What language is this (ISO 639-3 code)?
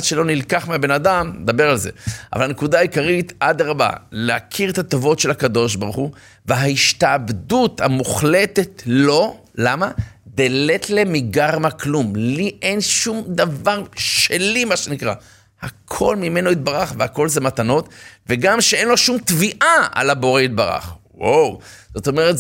heb